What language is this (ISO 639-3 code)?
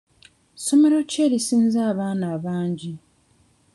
lug